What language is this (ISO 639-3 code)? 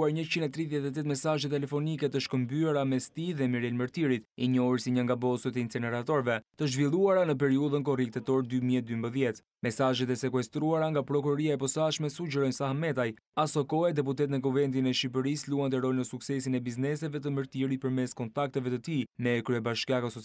ron